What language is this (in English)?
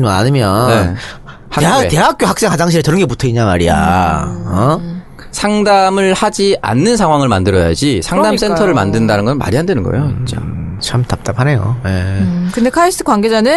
Korean